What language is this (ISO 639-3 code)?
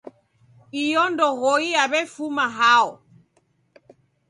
dav